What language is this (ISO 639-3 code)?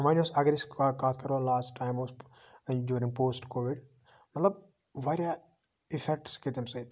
kas